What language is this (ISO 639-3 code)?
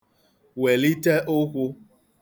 ibo